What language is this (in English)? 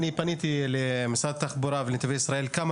Hebrew